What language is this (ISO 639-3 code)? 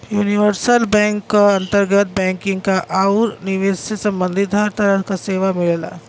bho